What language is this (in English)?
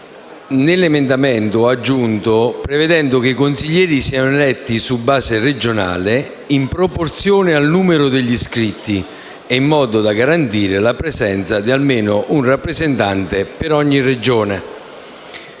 Italian